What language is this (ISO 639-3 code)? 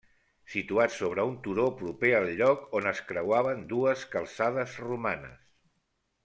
cat